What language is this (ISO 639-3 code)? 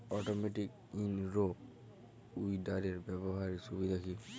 ben